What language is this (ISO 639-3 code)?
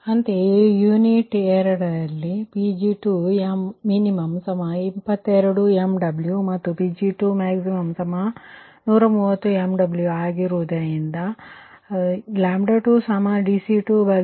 kan